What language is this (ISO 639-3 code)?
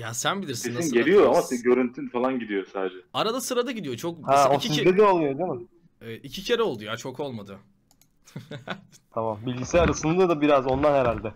tur